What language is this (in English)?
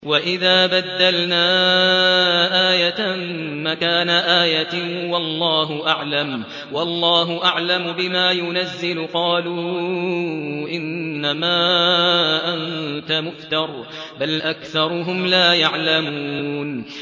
Arabic